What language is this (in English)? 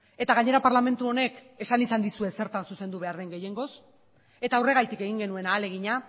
Basque